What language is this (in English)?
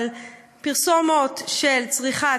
Hebrew